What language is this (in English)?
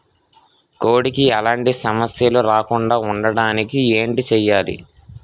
Telugu